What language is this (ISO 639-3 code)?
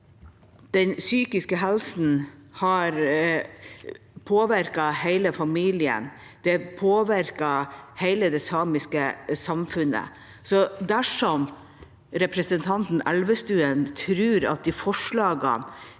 nor